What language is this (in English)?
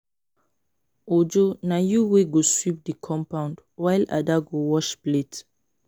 Nigerian Pidgin